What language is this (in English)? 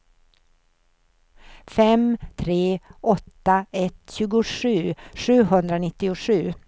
Swedish